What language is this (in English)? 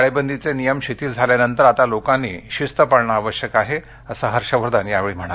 Marathi